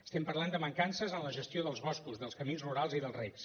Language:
Catalan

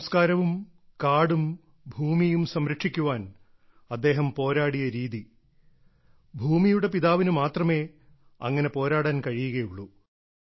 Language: Malayalam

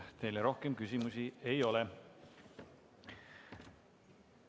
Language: Estonian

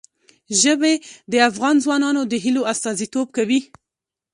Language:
Pashto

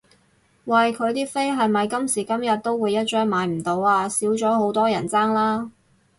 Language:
Cantonese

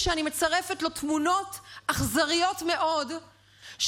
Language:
Hebrew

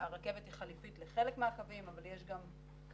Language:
Hebrew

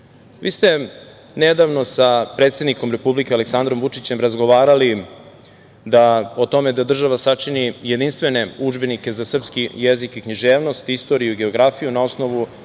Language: Serbian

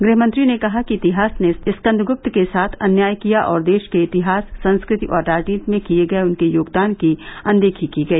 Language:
Hindi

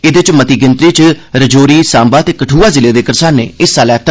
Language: Dogri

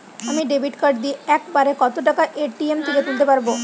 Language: Bangla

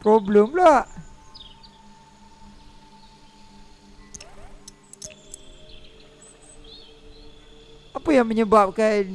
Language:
Malay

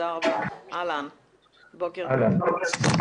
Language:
Hebrew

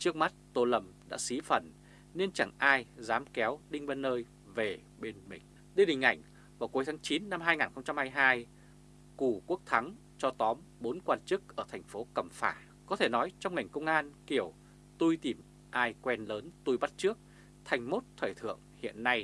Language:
Vietnamese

